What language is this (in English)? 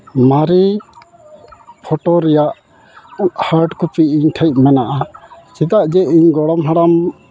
Santali